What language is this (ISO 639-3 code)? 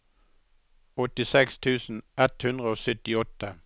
nor